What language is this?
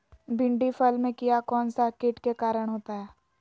Magahi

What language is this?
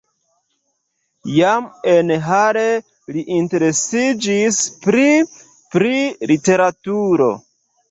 Esperanto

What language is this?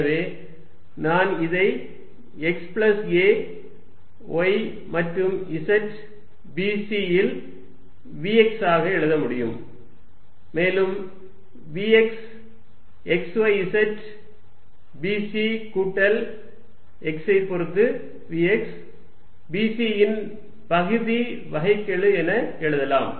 Tamil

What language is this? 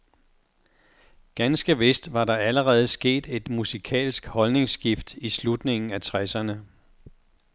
Danish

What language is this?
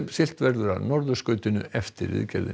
Icelandic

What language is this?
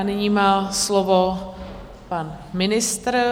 Czech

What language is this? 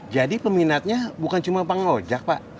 Indonesian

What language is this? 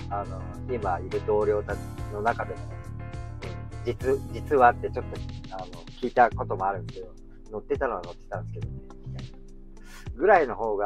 Japanese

